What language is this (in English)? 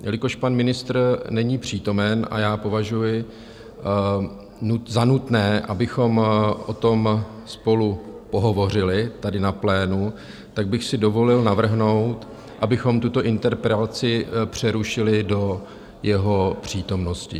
Czech